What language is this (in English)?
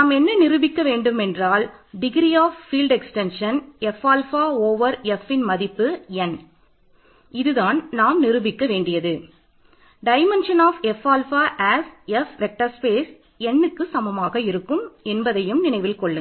Tamil